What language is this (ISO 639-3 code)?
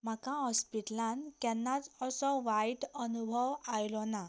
kok